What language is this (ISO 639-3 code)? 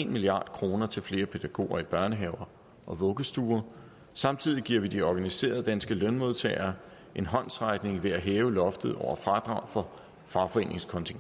dan